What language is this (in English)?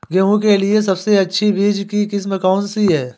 Hindi